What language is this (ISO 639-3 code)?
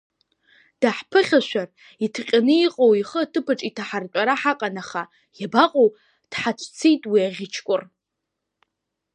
abk